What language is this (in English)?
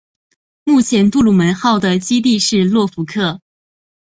Chinese